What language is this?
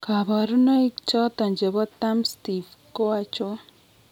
Kalenjin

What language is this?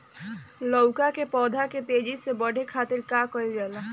Bhojpuri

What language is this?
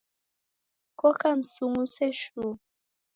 Taita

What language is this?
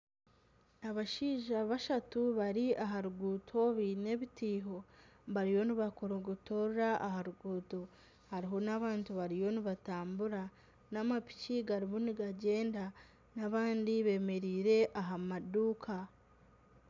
Nyankole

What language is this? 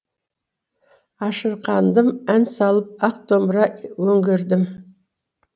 Kazakh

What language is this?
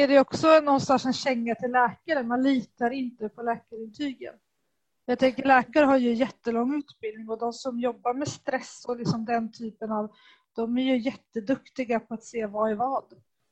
Swedish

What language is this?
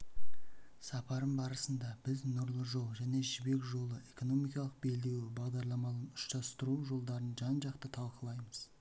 Kazakh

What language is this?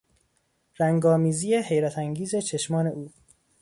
Persian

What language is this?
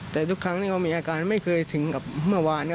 Thai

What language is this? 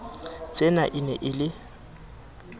Southern Sotho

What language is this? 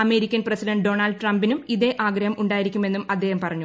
Malayalam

